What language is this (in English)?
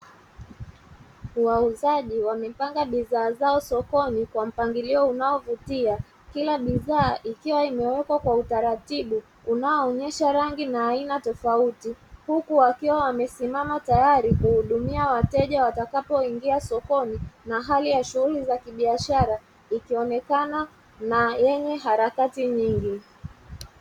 Swahili